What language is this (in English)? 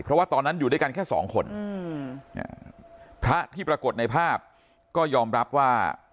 Thai